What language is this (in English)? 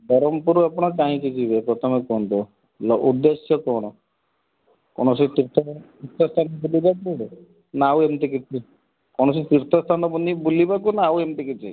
Odia